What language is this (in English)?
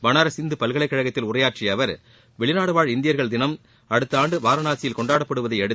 Tamil